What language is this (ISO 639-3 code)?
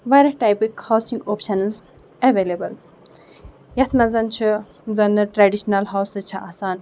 kas